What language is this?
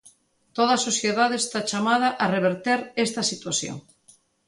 Galician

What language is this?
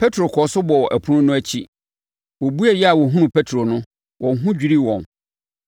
Akan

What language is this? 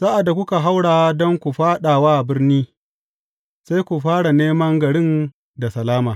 Hausa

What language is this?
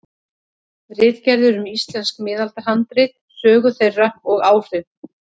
Icelandic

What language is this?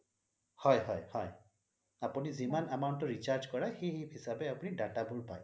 Assamese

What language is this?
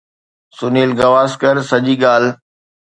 Sindhi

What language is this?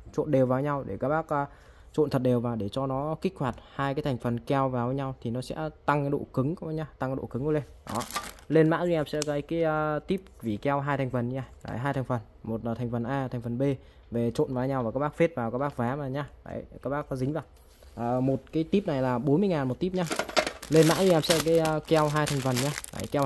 Vietnamese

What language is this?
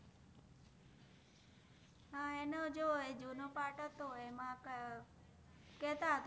Gujarati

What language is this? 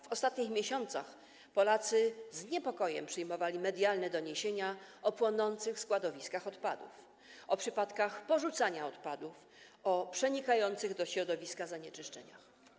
Polish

